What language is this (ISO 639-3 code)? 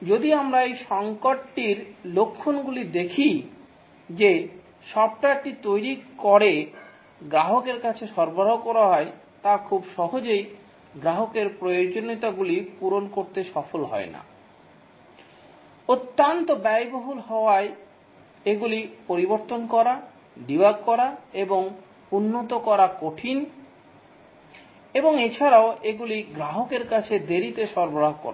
ben